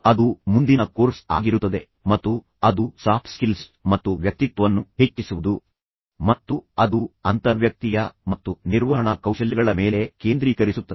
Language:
Kannada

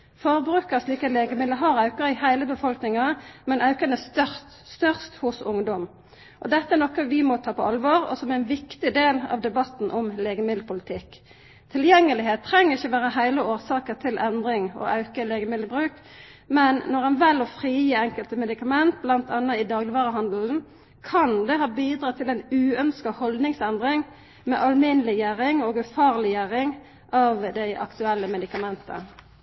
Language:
Norwegian Nynorsk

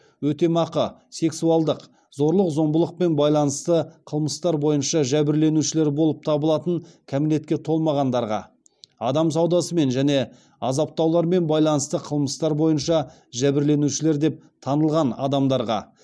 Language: Kazakh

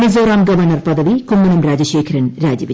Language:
Malayalam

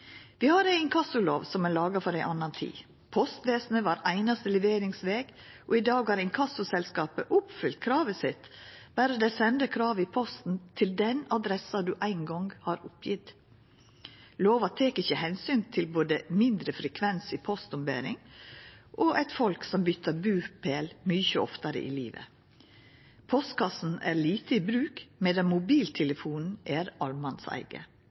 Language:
Norwegian Nynorsk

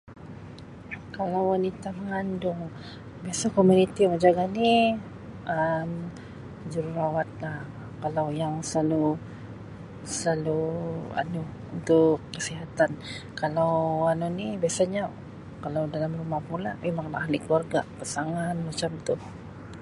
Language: Sabah Malay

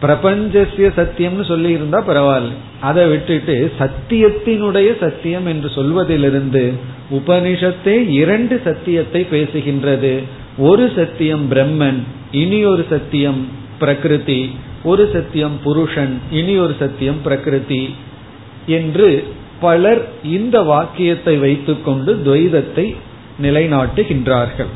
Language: Tamil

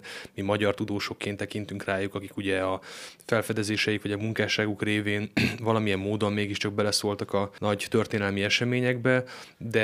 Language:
Hungarian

